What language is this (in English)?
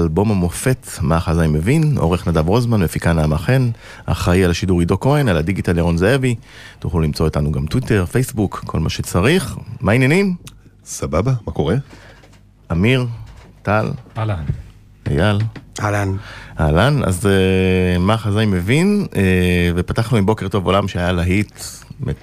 Hebrew